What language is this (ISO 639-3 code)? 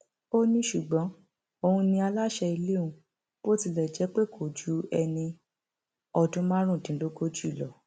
yor